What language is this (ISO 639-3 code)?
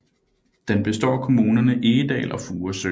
dan